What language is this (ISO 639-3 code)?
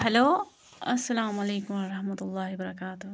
kas